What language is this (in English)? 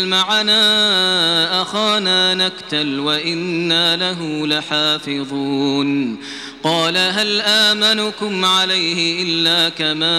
Arabic